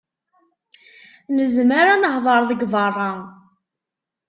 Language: Kabyle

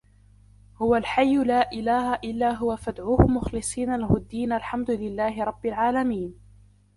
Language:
Arabic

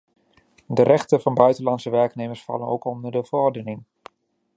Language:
Dutch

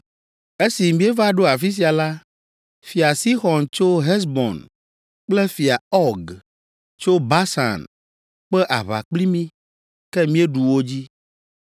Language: Ewe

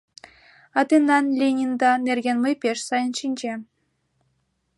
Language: Mari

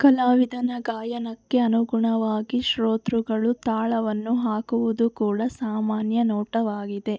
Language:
Kannada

